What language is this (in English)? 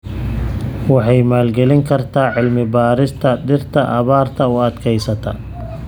Somali